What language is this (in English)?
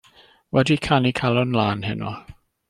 Welsh